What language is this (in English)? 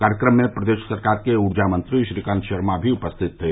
Hindi